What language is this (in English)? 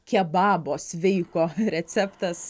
Lithuanian